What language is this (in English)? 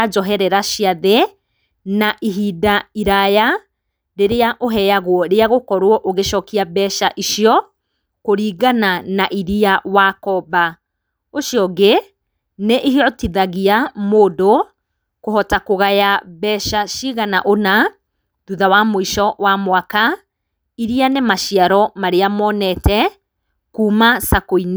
Kikuyu